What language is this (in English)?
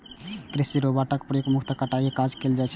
Maithili